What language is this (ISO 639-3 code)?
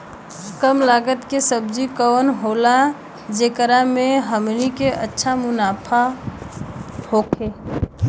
bho